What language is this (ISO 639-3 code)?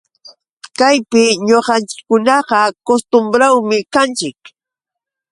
qux